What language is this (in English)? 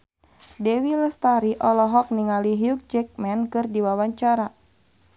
Sundanese